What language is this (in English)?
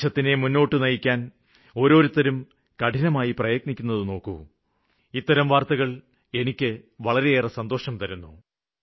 Malayalam